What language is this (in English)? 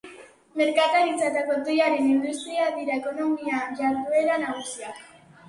Basque